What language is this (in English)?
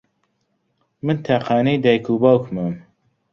Central Kurdish